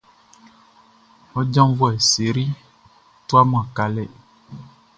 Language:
Baoulé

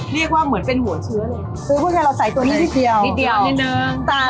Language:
Thai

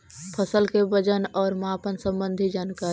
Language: Magahi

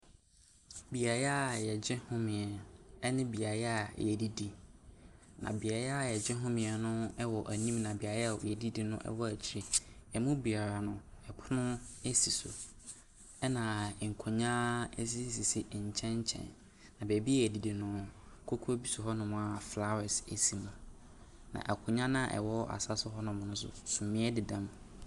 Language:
Akan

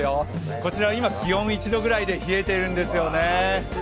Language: Japanese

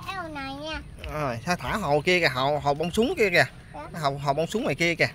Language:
Vietnamese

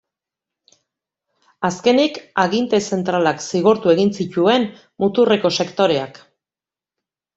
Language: Basque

